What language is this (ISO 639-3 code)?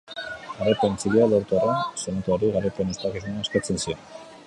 eus